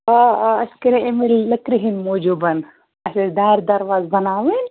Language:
Kashmiri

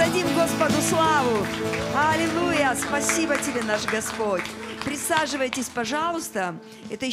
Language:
Russian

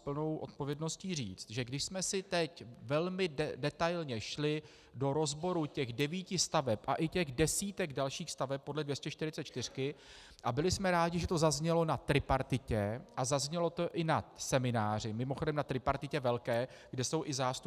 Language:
Czech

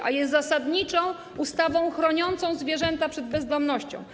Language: Polish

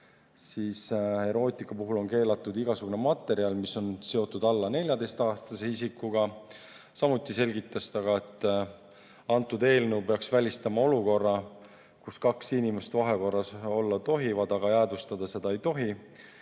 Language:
Estonian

